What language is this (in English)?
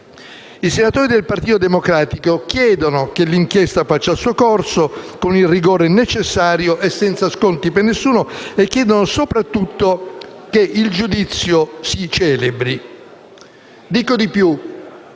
Italian